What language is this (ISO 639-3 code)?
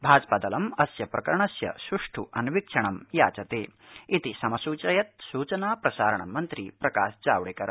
san